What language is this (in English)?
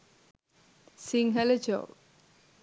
Sinhala